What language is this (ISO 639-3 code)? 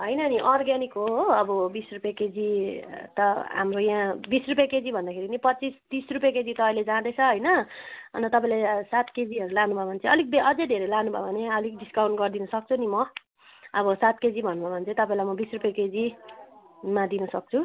nep